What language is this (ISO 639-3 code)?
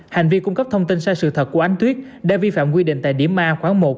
vie